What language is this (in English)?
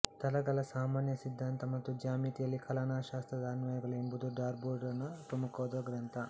Kannada